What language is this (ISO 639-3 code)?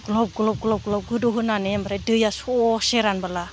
brx